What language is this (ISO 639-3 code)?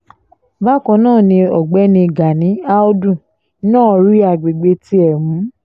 yor